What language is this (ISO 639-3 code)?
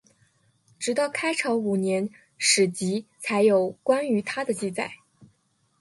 zho